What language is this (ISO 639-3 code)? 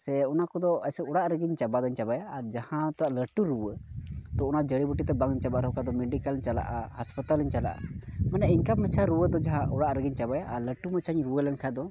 sat